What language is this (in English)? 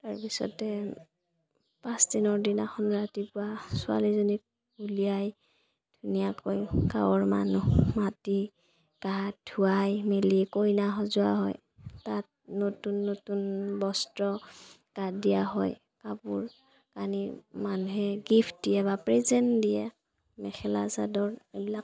Assamese